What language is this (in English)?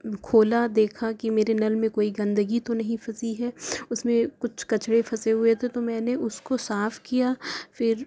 Urdu